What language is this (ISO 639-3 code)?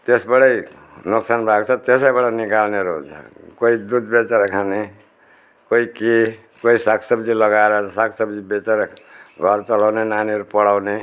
nep